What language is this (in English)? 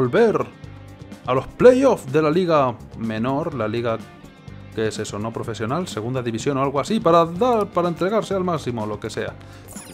Spanish